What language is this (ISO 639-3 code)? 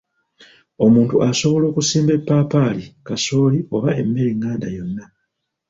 lug